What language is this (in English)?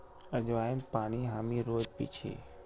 Magahi